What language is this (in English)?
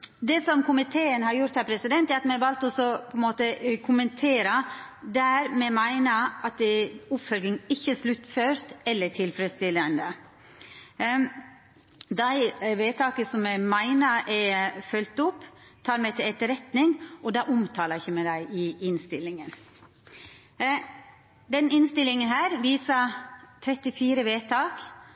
Norwegian Nynorsk